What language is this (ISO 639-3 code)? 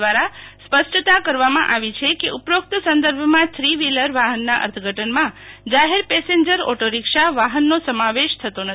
guj